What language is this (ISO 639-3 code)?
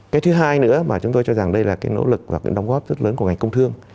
vie